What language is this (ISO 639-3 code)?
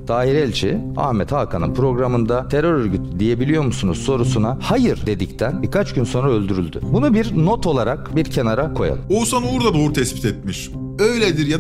tur